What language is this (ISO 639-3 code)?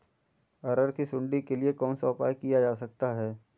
hin